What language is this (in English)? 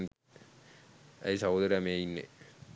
Sinhala